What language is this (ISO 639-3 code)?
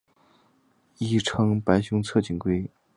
zho